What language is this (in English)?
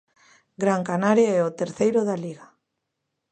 Galician